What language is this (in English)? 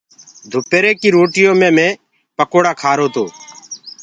Gurgula